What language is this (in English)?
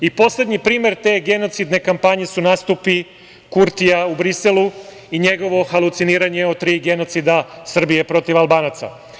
Serbian